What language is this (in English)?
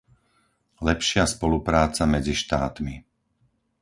Slovak